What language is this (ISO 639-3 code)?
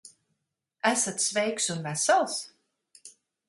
lav